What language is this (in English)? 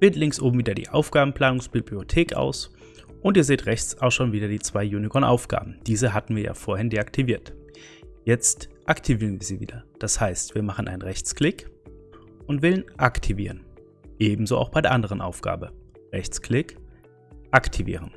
German